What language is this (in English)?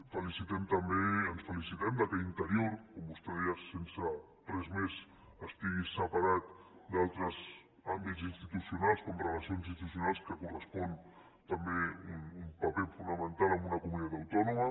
Catalan